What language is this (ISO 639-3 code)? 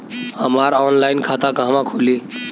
bho